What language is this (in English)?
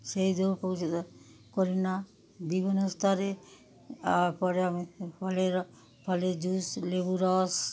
Bangla